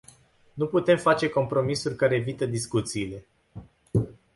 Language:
Romanian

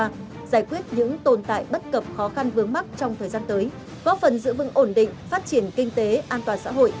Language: Vietnamese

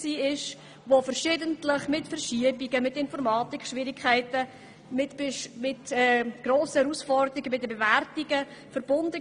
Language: Swiss German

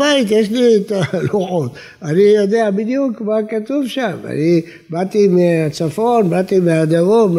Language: Hebrew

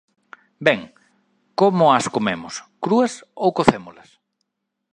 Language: Galician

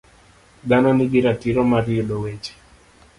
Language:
Luo (Kenya and Tanzania)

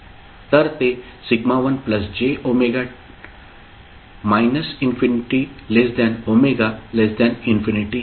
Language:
Marathi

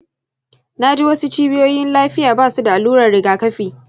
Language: Hausa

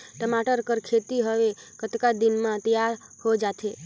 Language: Chhattisgarhi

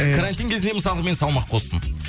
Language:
Kazakh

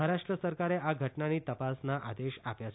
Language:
Gujarati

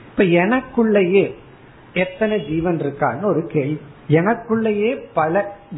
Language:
Tamil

